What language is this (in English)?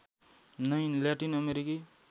Nepali